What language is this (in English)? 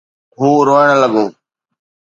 Sindhi